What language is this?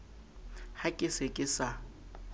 Southern Sotho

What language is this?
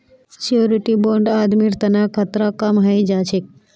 Magahi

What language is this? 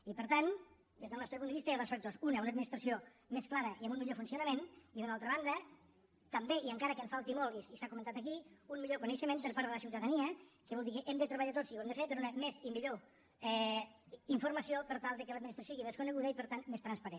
Catalan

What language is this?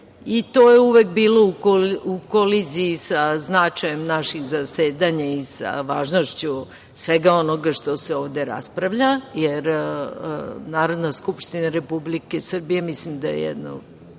Serbian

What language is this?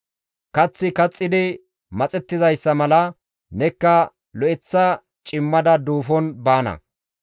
Gamo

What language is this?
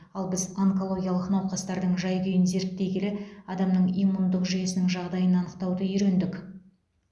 Kazakh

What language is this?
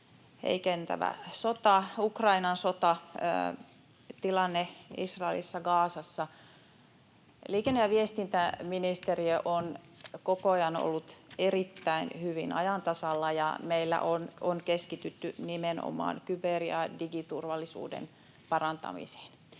Finnish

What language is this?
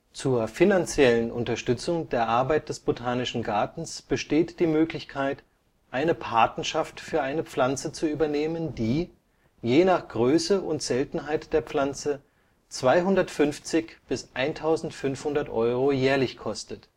German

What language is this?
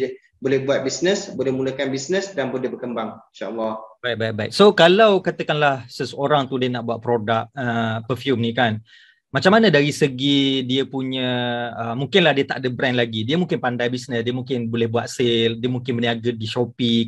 Malay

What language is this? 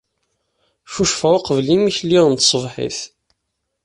Kabyle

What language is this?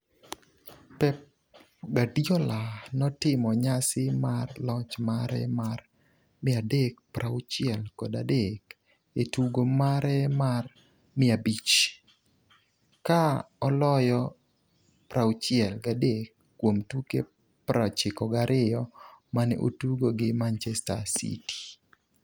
Luo (Kenya and Tanzania)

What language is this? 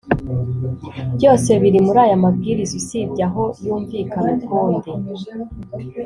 Kinyarwanda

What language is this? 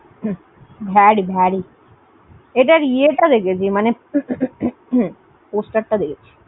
Bangla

